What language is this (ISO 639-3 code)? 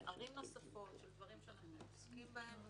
heb